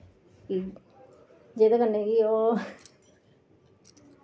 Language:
Dogri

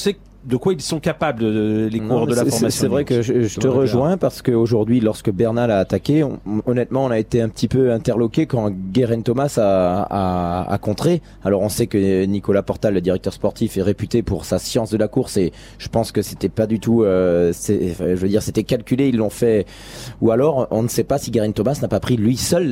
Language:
French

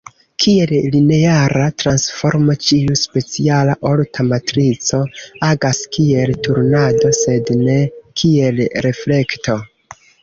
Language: Esperanto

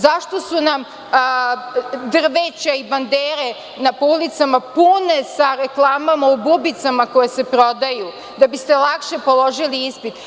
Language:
Serbian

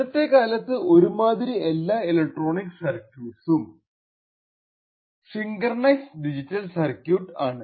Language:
Malayalam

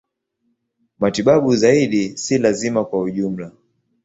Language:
Swahili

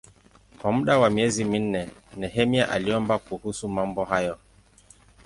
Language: Swahili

